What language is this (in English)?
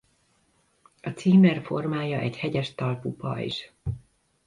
Hungarian